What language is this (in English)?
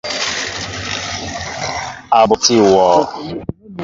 Mbo (Cameroon)